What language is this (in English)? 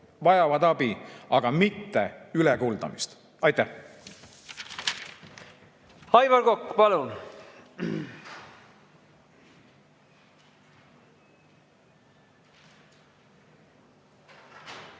Estonian